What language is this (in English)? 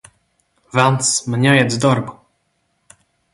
Latvian